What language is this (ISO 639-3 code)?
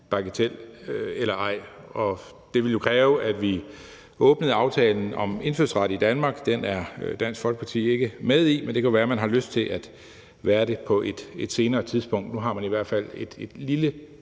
dan